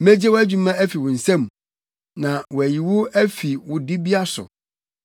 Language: Akan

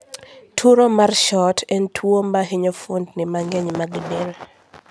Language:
Luo (Kenya and Tanzania)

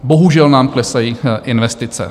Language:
Czech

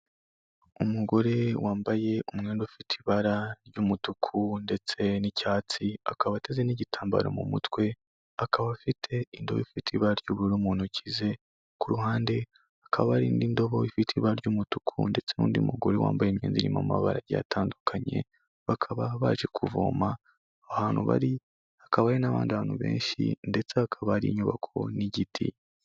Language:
Kinyarwanda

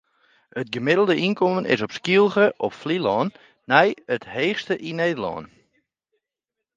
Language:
Western Frisian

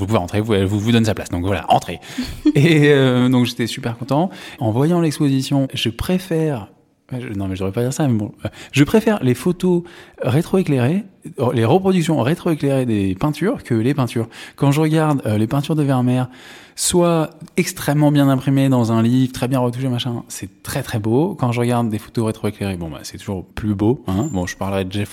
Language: French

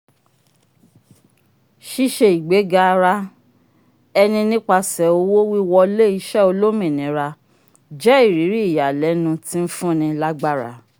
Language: Yoruba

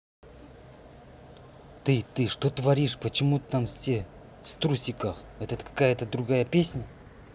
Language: Russian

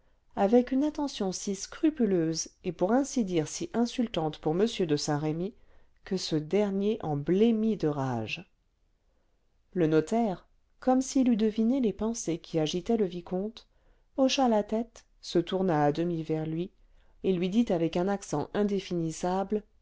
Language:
French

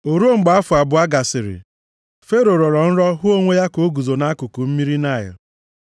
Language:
Igbo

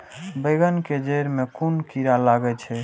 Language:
Maithili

